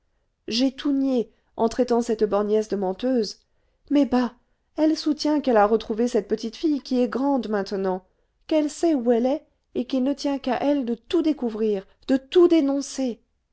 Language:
French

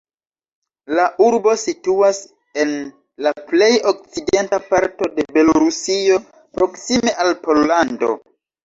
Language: Esperanto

